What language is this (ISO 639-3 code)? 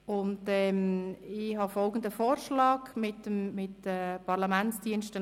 gsw